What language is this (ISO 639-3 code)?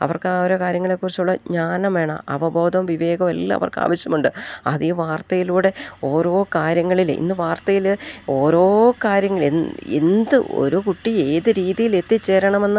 mal